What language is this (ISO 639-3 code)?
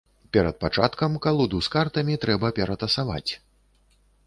bel